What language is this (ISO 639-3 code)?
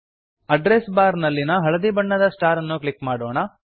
kan